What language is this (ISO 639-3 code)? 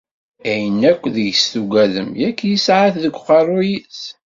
kab